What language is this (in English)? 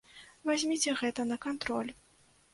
Belarusian